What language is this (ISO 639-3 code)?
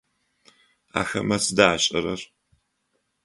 ady